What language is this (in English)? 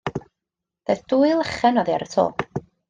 Welsh